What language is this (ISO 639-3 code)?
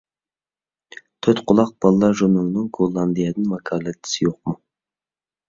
uig